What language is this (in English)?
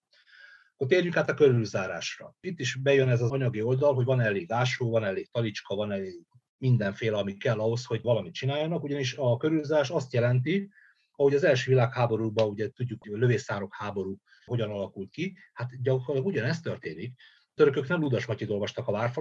Hungarian